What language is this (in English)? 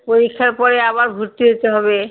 Bangla